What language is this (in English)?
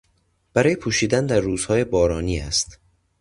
Persian